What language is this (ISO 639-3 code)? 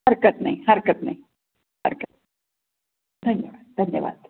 mar